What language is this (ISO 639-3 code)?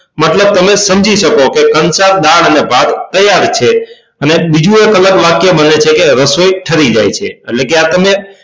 guj